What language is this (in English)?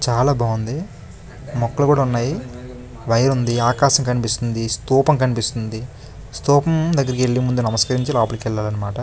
Telugu